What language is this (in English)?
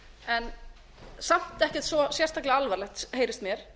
Icelandic